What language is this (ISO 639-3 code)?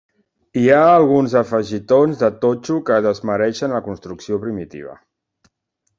cat